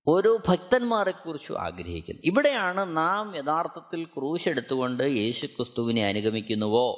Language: Malayalam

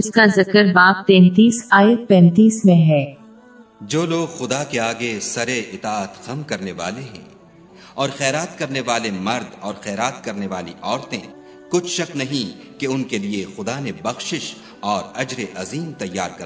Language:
Urdu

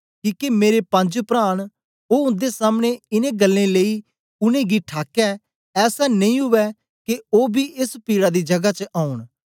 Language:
Dogri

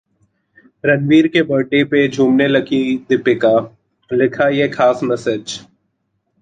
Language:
Hindi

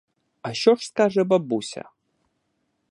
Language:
Ukrainian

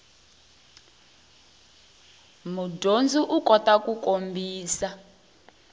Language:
Tsonga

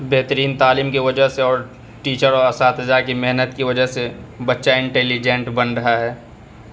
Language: Urdu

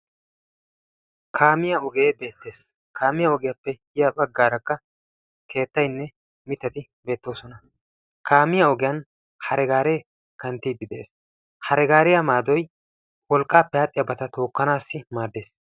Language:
Wolaytta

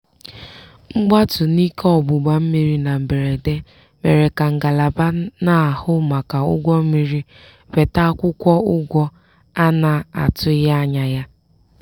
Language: Igbo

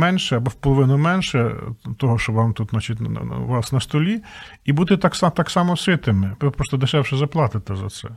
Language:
Ukrainian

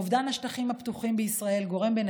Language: Hebrew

